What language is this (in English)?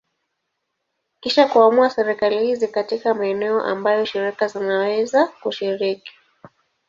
Swahili